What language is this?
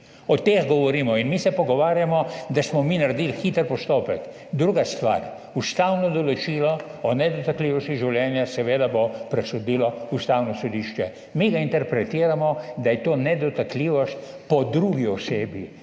Slovenian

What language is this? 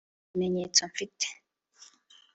Kinyarwanda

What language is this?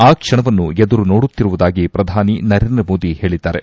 Kannada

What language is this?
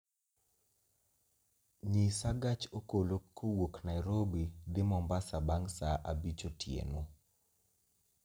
Luo (Kenya and Tanzania)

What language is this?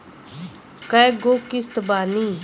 Bhojpuri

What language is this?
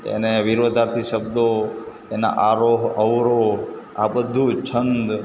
Gujarati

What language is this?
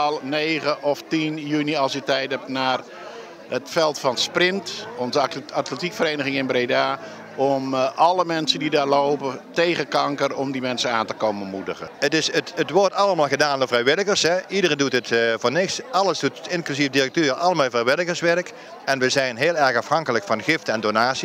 Dutch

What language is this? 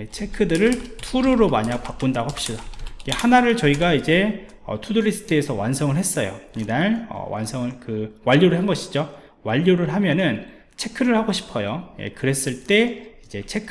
Korean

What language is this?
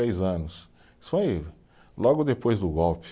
Portuguese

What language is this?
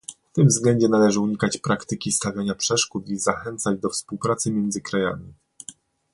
Polish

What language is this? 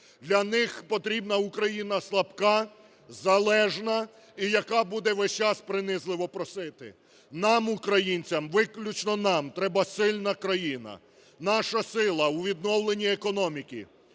Ukrainian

